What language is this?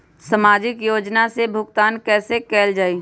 Magahi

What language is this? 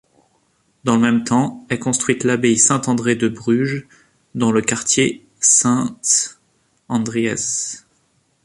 French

